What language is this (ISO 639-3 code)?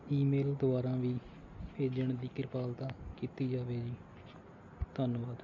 pan